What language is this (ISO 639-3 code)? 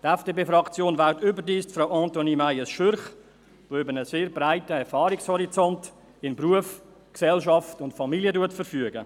gsw